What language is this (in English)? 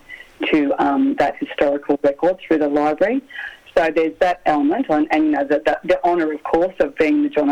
English